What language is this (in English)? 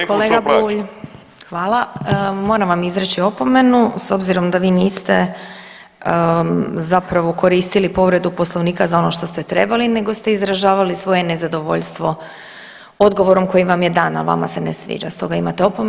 Croatian